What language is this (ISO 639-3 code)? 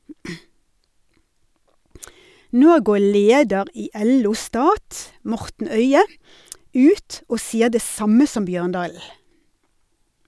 nor